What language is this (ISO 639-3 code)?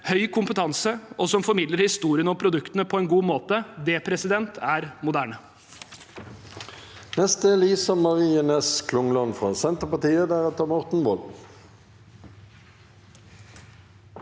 nor